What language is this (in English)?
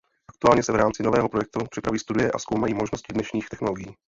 Czech